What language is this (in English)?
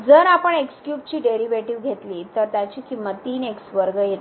Marathi